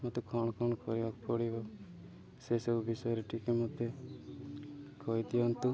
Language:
Odia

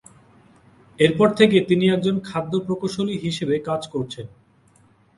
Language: Bangla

